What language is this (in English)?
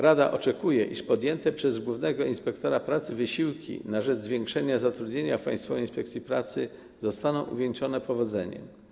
Polish